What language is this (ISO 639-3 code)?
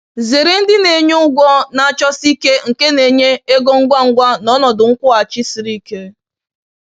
ibo